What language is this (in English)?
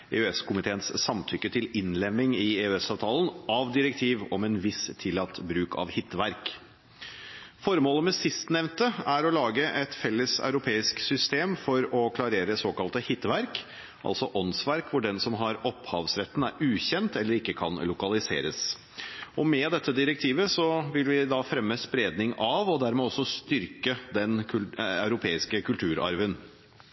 Norwegian Bokmål